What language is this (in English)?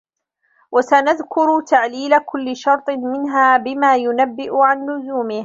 Arabic